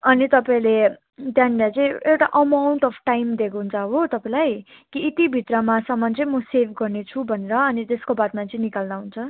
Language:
Nepali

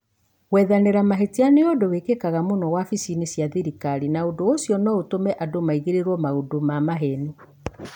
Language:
Kikuyu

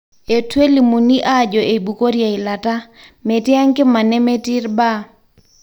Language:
Masai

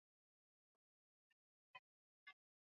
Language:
Swahili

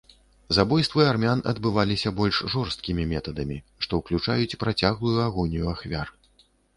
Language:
Belarusian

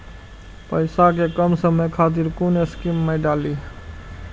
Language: Maithili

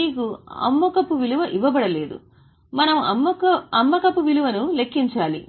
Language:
Telugu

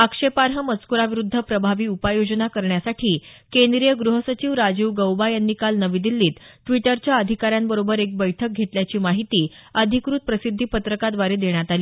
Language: Marathi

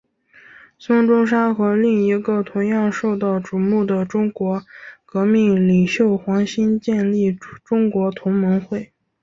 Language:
Chinese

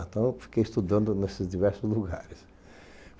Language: Portuguese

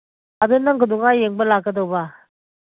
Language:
Manipuri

